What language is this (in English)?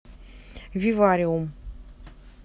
Russian